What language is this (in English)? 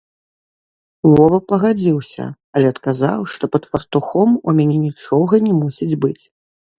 Belarusian